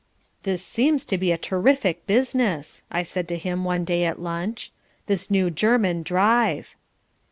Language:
English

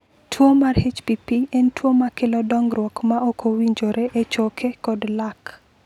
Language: Luo (Kenya and Tanzania)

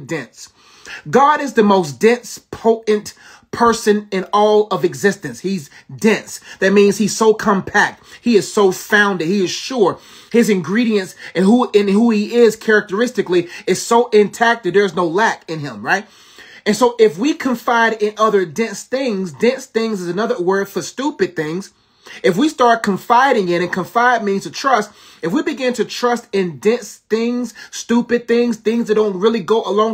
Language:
English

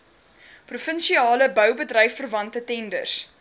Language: Afrikaans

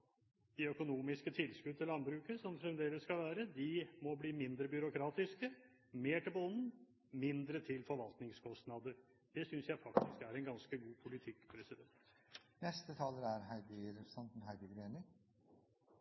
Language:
Norwegian Bokmål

